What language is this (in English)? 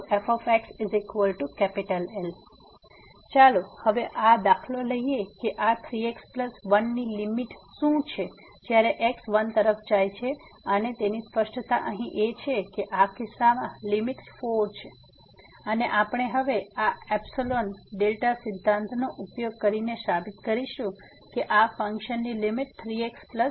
Gujarati